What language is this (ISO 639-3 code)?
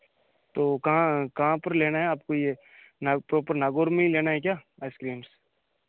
hin